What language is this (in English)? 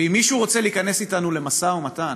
Hebrew